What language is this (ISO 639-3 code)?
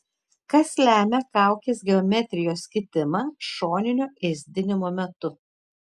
lit